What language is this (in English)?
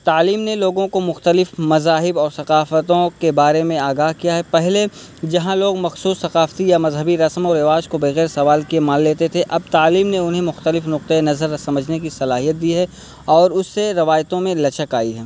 Urdu